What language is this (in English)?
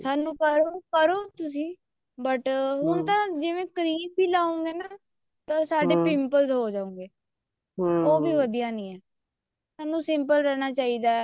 Punjabi